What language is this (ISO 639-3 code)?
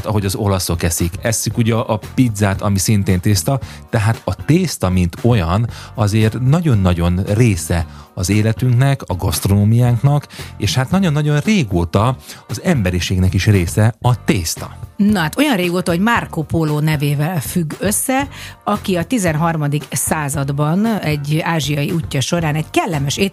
hun